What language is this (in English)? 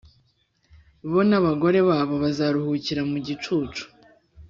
Kinyarwanda